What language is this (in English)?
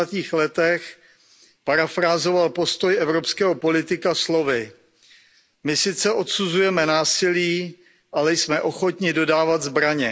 Czech